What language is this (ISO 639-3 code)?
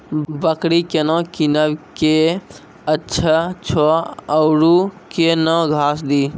mai